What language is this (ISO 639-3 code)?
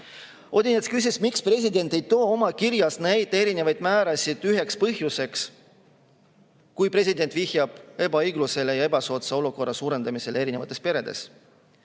est